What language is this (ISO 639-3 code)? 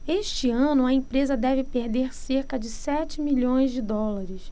por